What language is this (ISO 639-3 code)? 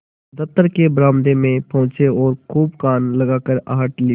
hin